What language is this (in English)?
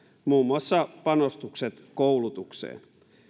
Finnish